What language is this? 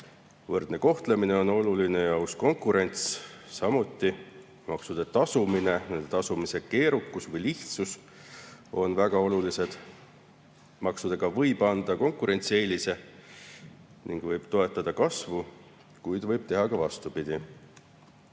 Estonian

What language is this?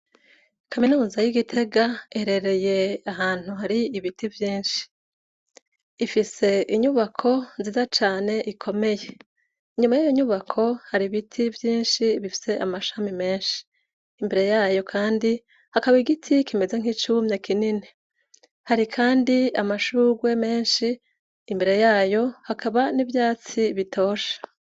Rundi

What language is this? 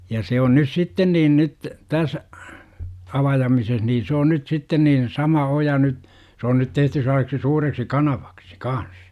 Finnish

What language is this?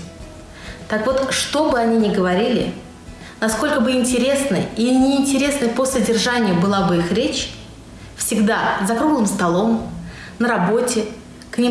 Russian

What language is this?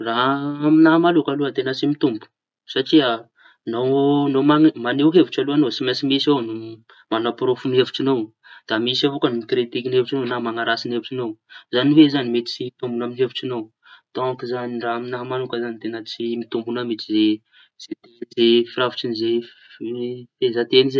Tanosy Malagasy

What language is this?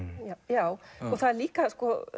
Icelandic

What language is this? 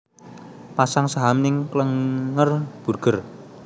Javanese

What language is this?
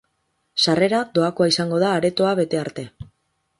Basque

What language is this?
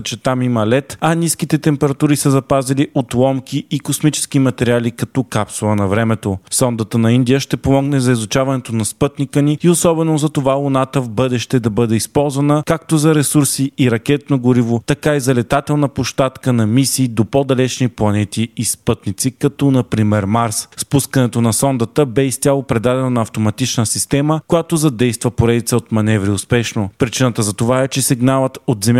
Bulgarian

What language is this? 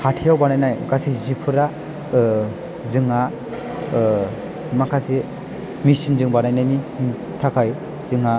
Bodo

